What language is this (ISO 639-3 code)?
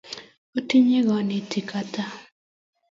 kln